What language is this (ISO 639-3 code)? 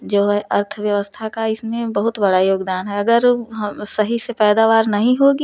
hin